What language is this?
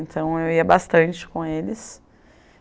Portuguese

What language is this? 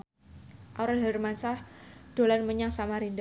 Javanese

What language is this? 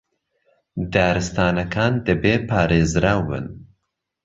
Central Kurdish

